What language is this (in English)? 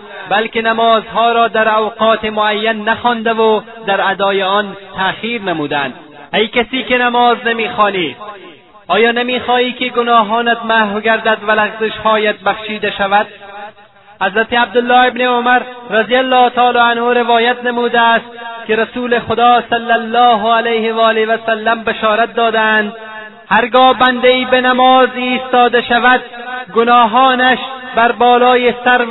Persian